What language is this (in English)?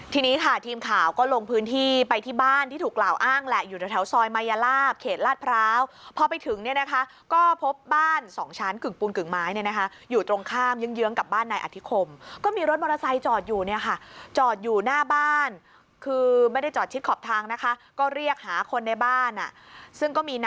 Thai